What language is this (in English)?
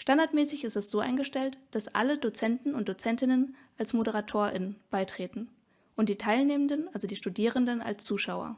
German